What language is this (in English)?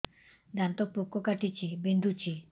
Odia